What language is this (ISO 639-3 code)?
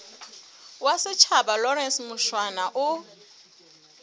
sot